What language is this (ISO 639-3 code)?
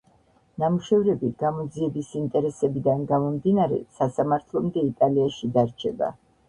kat